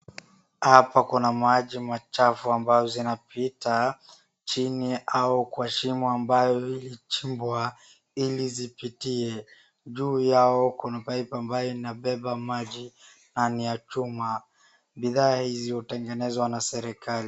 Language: Swahili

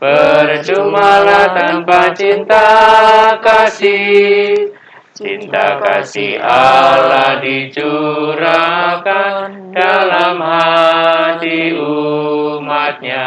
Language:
Indonesian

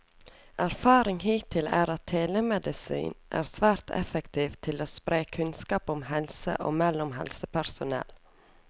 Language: Norwegian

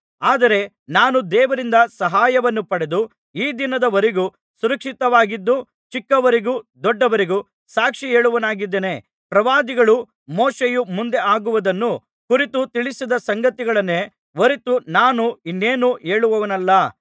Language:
Kannada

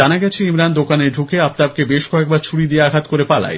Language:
Bangla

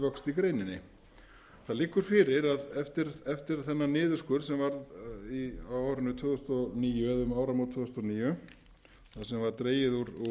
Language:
Icelandic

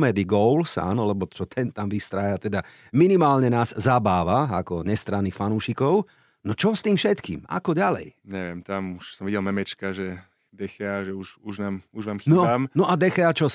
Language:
Slovak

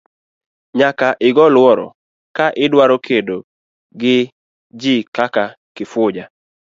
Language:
Luo (Kenya and Tanzania)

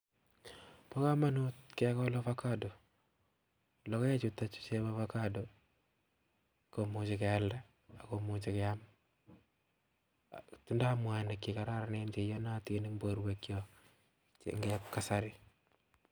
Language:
Kalenjin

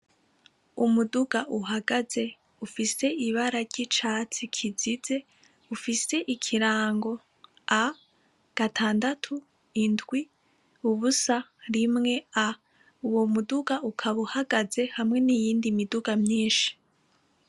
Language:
Rundi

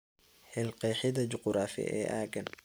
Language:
Somali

